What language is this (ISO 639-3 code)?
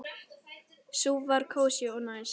isl